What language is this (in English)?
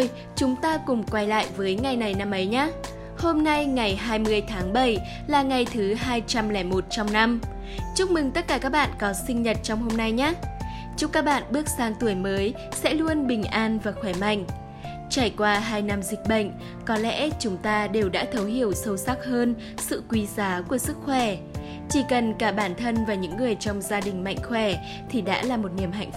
Vietnamese